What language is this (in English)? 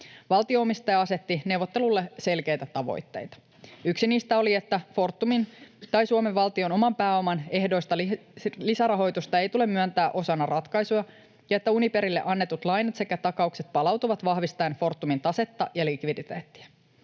Finnish